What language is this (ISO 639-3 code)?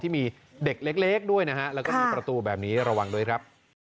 tha